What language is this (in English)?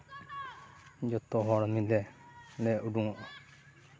Santali